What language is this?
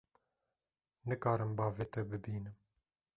Kurdish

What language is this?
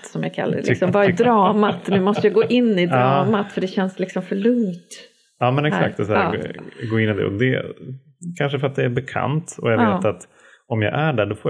Swedish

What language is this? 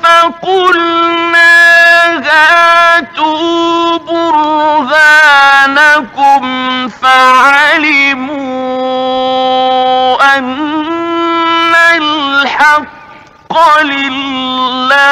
Arabic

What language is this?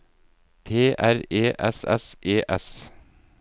Norwegian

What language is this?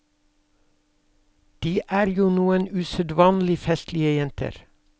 Norwegian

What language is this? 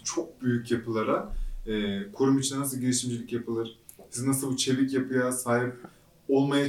Turkish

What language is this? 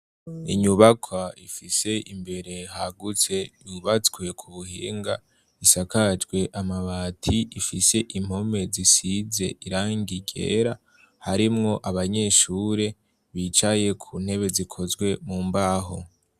Rundi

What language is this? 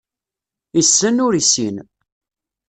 Kabyle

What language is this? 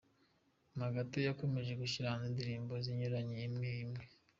Kinyarwanda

